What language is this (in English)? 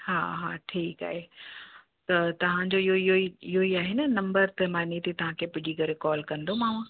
Sindhi